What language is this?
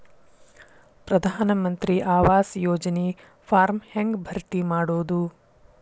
Kannada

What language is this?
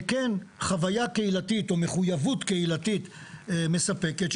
Hebrew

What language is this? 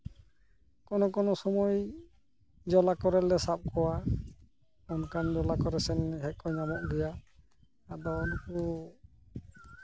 Santali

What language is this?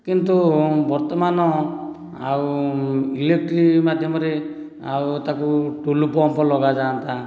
Odia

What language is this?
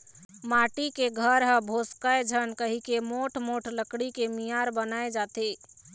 Chhattisgarhi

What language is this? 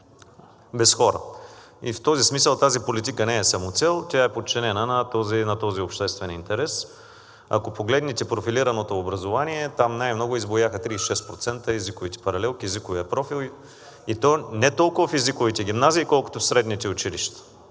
Bulgarian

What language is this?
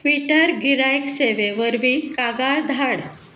Konkani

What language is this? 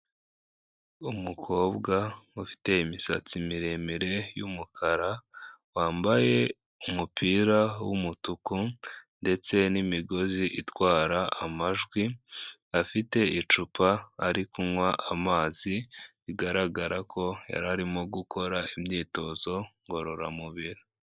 Kinyarwanda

